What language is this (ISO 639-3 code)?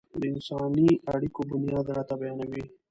pus